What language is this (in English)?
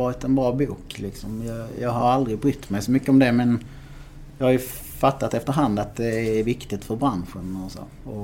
Swedish